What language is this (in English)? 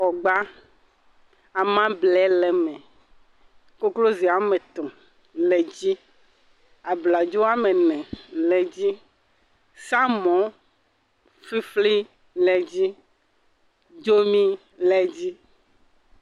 Ewe